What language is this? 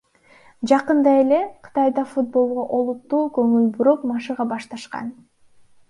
Kyrgyz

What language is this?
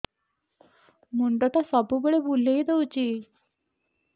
Odia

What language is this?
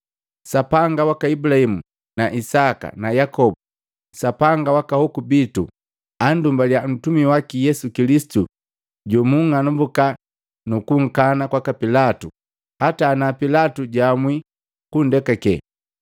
Matengo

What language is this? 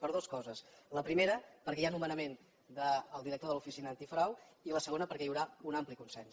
Catalan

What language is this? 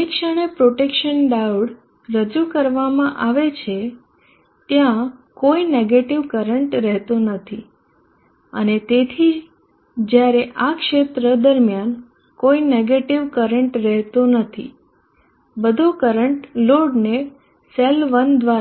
Gujarati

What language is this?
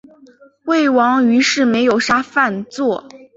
Chinese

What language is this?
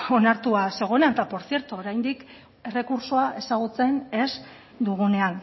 Basque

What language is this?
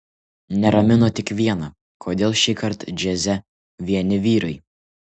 Lithuanian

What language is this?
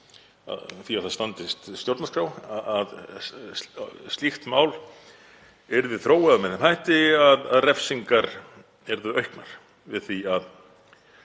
Icelandic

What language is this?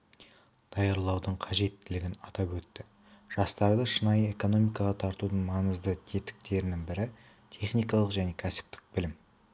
Kazakh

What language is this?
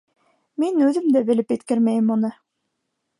Bashkir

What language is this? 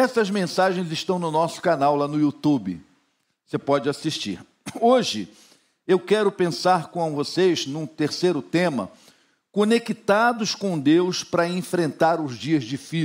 Portuguese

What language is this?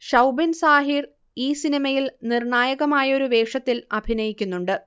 Malayalam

